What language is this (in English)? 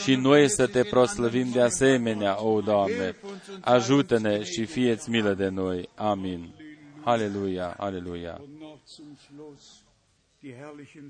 Romanian